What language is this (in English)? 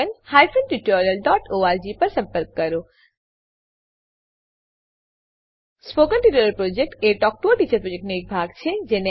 Gujarati